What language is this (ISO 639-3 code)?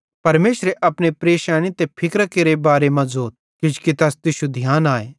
bhd